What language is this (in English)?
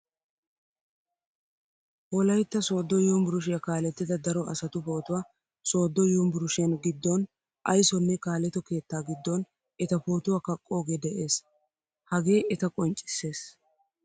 Wolaytta